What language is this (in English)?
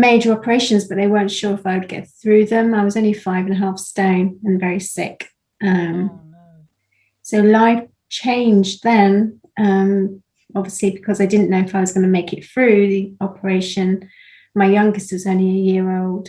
English